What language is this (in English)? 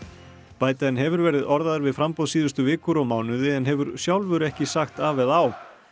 Icelandic